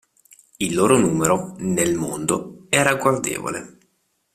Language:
Italian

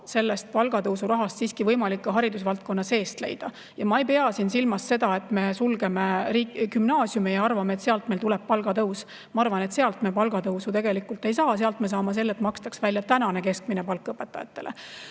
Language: Estonian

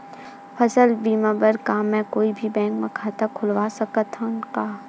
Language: Chhattisgarhi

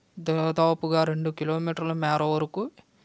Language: Telugu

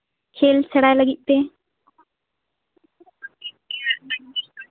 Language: Santali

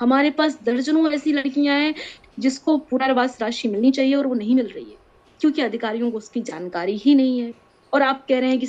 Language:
Hindi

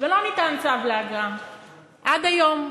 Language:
Hebrew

